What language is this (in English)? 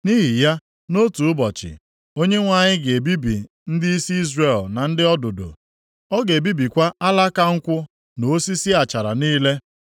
Igbo